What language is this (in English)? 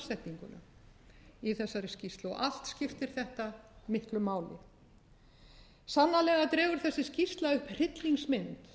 Icelandic